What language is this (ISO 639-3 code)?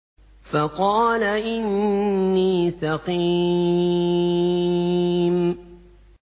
ara